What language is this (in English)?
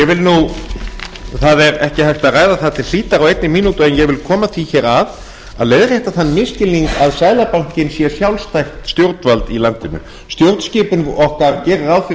Icelandic